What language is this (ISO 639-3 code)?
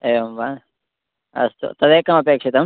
san